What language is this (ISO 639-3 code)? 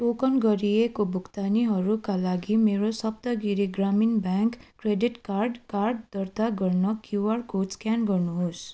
nep